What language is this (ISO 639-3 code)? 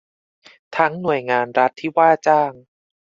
tha